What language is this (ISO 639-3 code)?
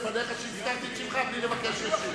heb